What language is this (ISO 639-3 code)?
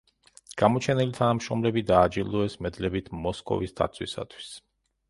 kat